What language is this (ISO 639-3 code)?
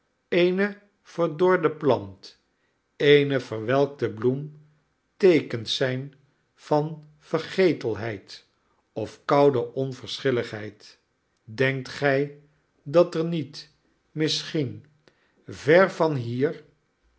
nld